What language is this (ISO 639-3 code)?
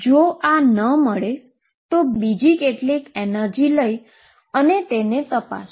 guj